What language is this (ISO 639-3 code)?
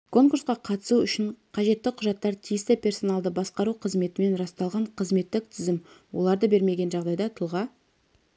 kaz